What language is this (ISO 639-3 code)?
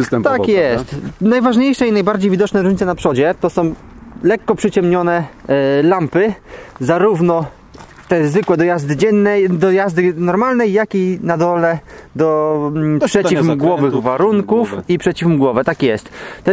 pol